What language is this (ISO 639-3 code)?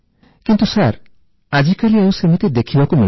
ori